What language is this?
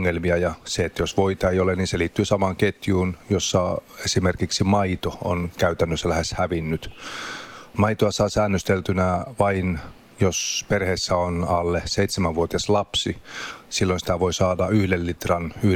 Finnish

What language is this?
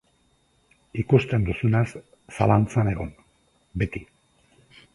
Basque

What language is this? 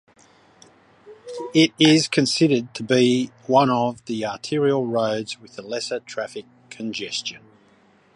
English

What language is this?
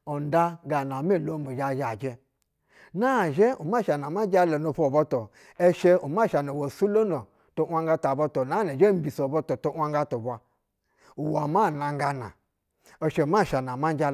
Basa (Nigeria)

